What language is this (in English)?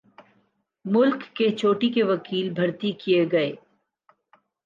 Urdu